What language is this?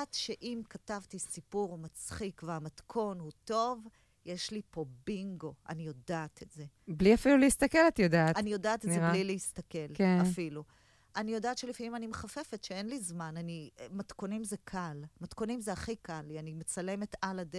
Hebrew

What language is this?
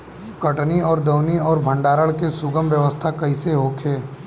Bhojpuri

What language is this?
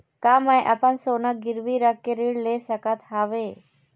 Chhattisgarhi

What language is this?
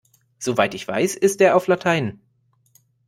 German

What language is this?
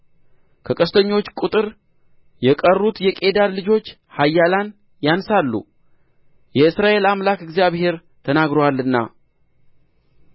Amharic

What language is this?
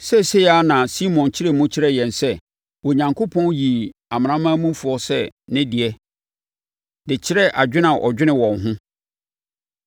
Akan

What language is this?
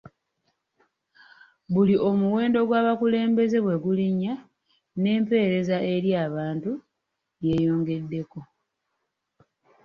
Ganda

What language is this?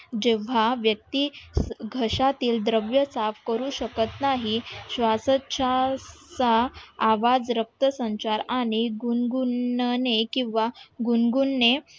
Marathi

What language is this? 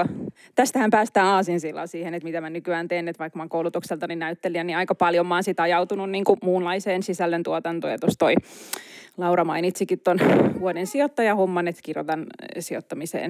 Finnish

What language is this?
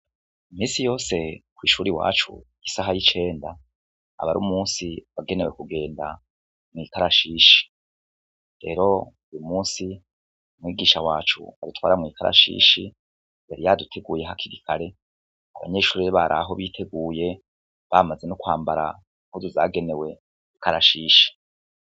Rundi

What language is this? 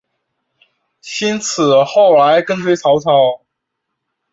Chinese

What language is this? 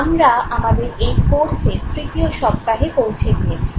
Bangla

